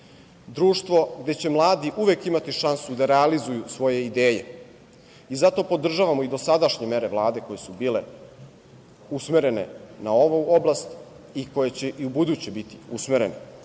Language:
Serbian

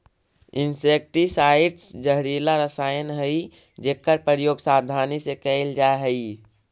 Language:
Magahi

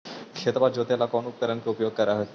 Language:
Magahi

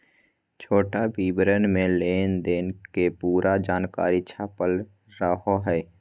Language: Magahi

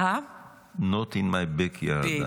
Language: Hebrew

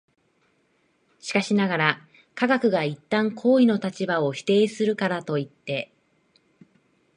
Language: Japanese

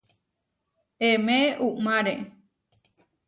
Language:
Huarijio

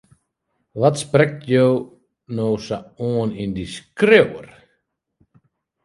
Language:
Western Frisian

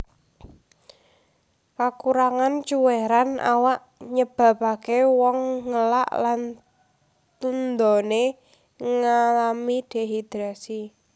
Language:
Javanese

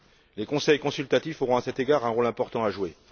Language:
French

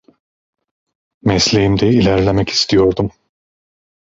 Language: Turkish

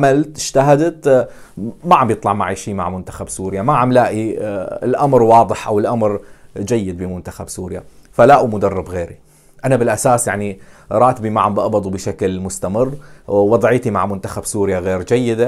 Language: Arabic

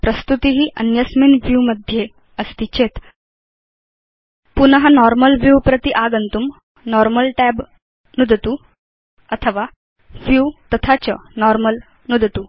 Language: Sanskrit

